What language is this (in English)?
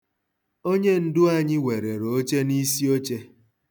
Igbo